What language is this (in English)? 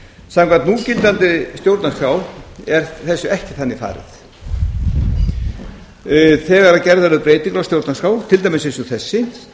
Icelandic